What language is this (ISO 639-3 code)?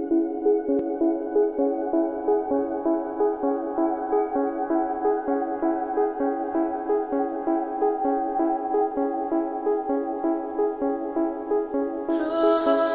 nld